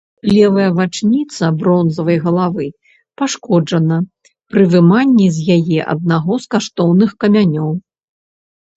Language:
Belarusian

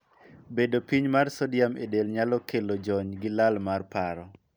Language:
Luo (Kenya and Tanzania)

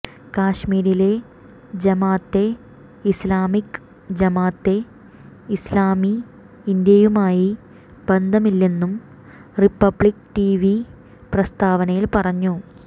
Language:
Malayalam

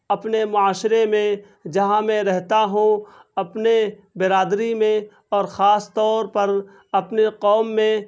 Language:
Urdu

